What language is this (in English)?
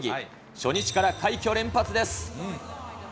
Japanese